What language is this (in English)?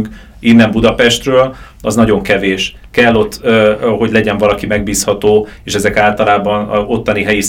Hungarian